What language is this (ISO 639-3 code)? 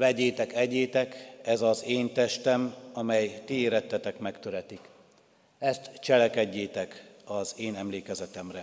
hun